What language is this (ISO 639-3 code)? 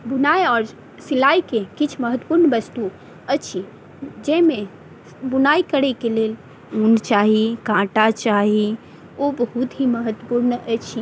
mai